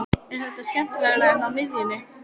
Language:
Icelandic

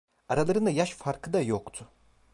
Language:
Turkish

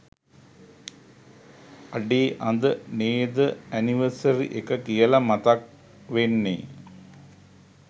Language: Sinhala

